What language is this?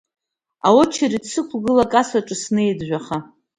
Abkhazian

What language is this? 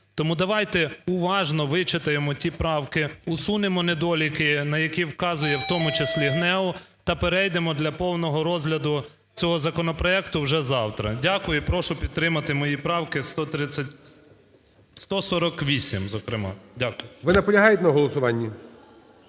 Ukrainian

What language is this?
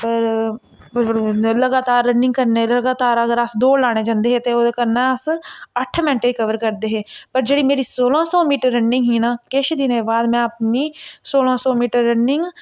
Dogri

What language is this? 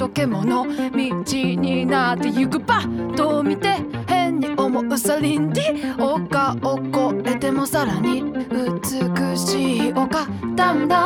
Indonesian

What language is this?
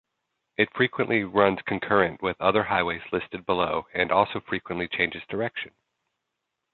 English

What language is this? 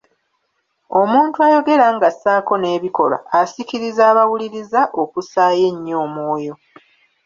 Ganda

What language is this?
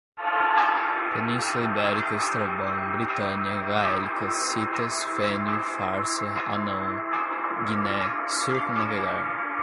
Portuguese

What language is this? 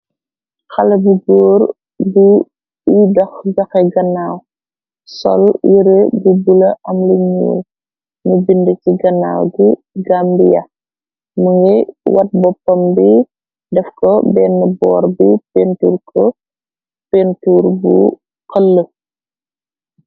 Wolof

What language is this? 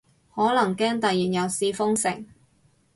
Cantonese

